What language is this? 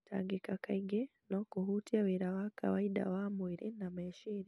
Kikuyu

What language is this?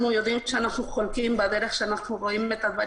Hebrew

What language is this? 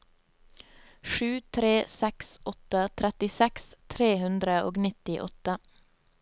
Norwegian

